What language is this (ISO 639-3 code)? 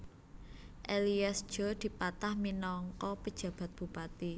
jav